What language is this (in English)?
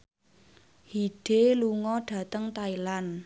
Javanese